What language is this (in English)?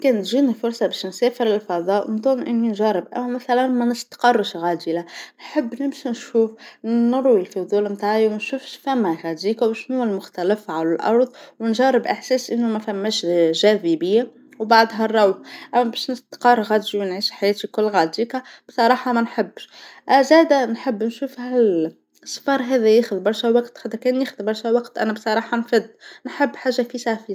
Tunisian Arabic